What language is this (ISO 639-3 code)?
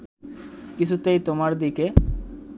ben